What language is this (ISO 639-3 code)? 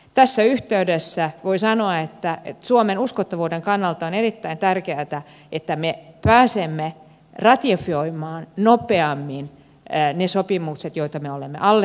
fin